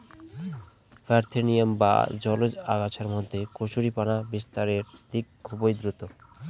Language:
Bangla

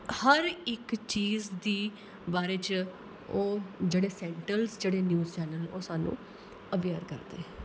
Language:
Dogri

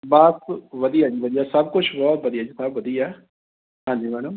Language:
Punjabi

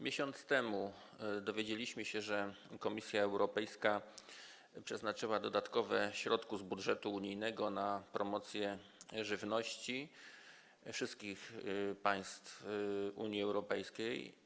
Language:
Polish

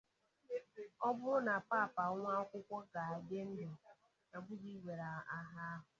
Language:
Igbo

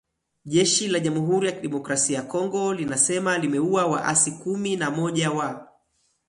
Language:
Swahili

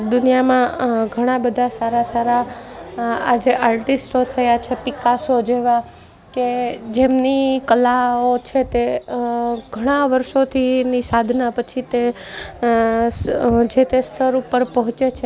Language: Gujarati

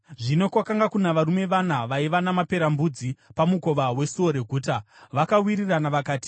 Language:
Shona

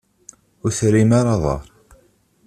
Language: Kabyle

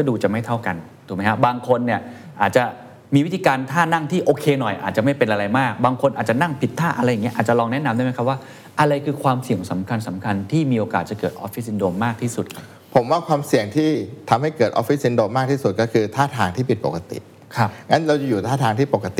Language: Thai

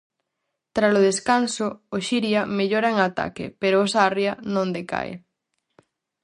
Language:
Galician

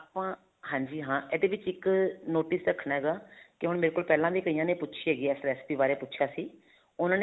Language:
Punjabi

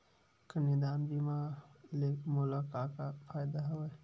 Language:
Chhattisgarhi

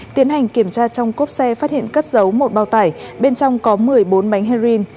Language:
Vietnamese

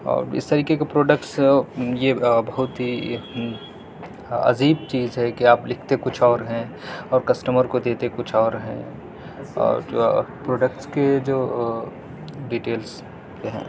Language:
Urdu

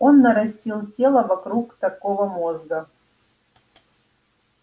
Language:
Russian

